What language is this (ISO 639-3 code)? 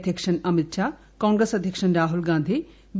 mal